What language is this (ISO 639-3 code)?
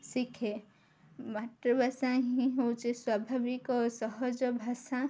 ori